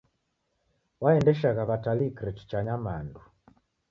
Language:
Taita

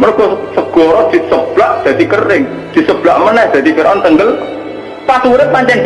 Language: Indonesian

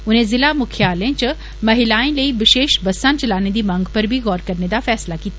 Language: Dogri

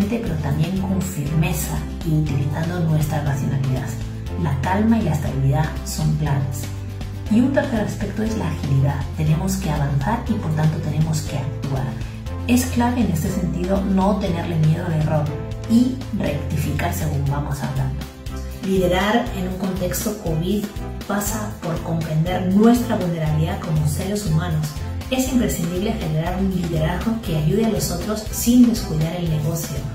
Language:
Spanish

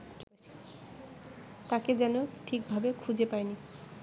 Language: Bangla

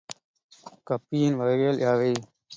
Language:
Tamil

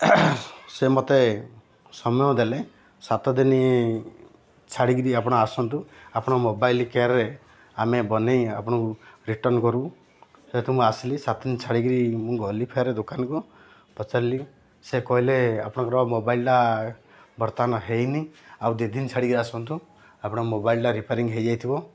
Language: Odia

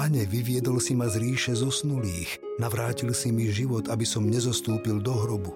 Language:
Slovak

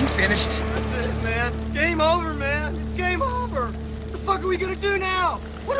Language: Polish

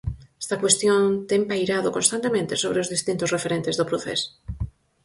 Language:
Galician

